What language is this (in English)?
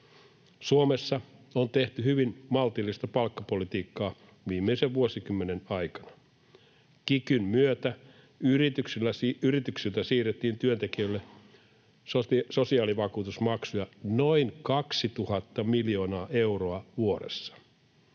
Finnish